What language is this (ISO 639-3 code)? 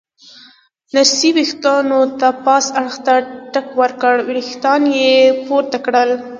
pus